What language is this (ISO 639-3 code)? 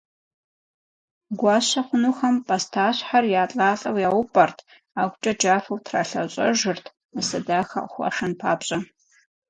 kbd